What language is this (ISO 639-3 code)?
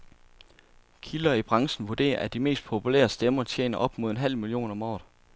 dan